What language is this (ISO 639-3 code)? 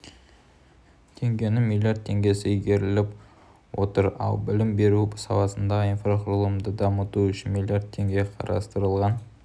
kaz